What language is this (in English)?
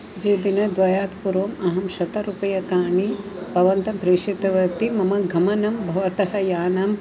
Sanskrit